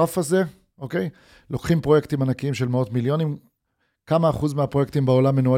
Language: Hebrew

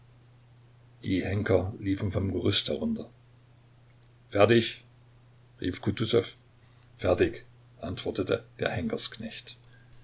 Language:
German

